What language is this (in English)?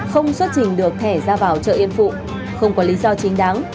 Vietnamese